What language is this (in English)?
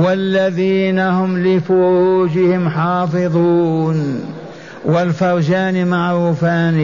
Arabic